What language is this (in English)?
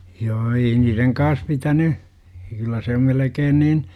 Finnish